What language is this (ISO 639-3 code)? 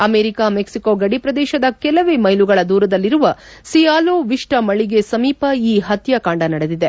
kan